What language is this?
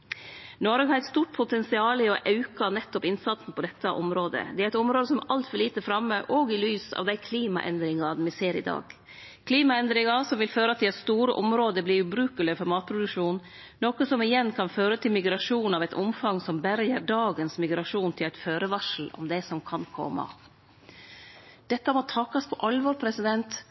Norwegian Nynorsk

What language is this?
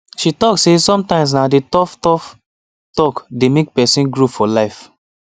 Nigerian Pidgin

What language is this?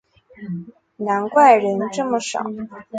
Chinese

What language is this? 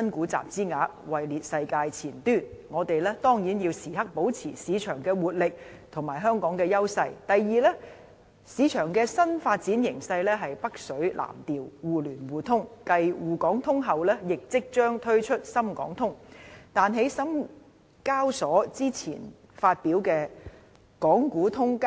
Cantonese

